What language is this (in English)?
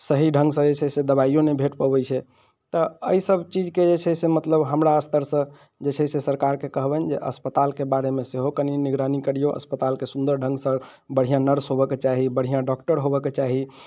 Maithili